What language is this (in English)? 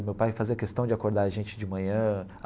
Portuguese